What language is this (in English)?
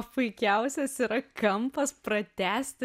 Lithuanian